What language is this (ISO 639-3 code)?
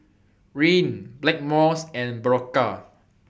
eng